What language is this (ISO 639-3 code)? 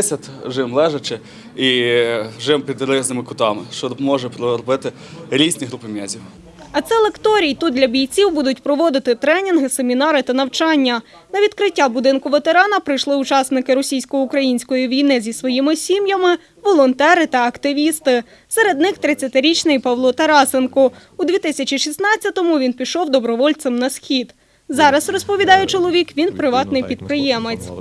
ukr